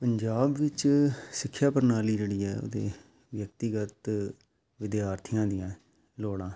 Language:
Punjabi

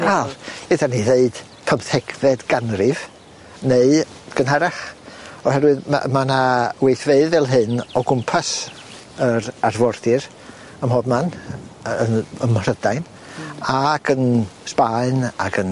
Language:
Welsh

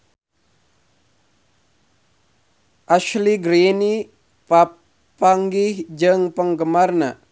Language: Sundanese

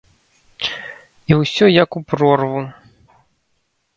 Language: Belarusian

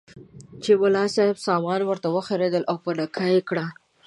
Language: Pashto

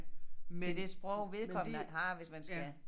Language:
Danish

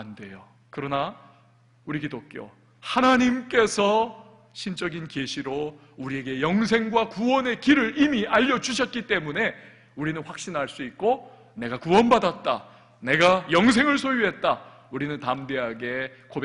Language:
Korean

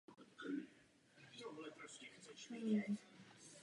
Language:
Czech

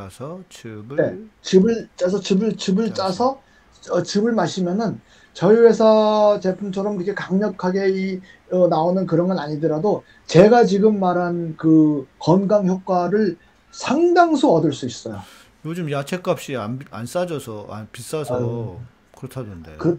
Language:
Korean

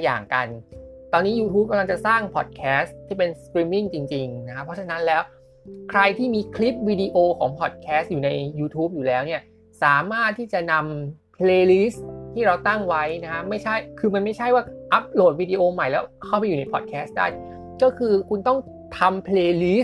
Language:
Thai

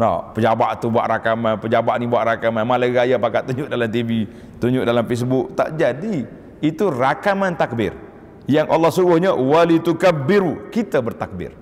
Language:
Malay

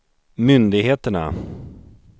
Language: Swedish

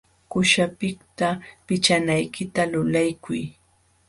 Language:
Jauja Wanca Quechua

